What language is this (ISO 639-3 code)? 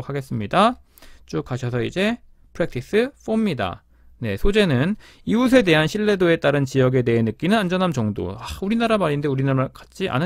kor